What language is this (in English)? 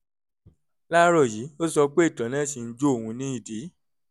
Yoruba